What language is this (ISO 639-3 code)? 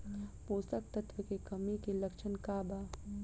bho